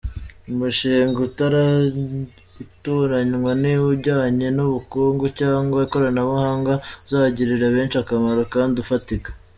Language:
Kinyarwanda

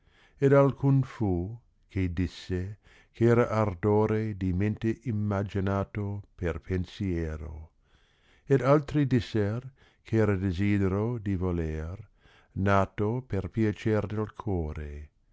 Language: Italian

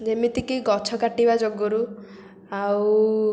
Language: Odia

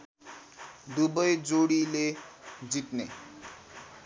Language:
Nepali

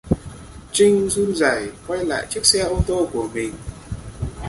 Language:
Vietnamese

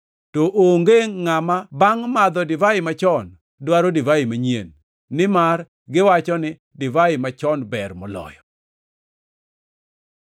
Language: Luo (Kenya and Tanzania)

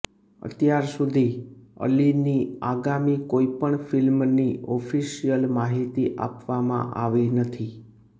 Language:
Gujarati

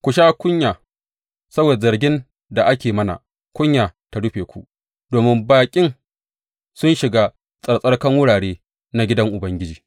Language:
Hausa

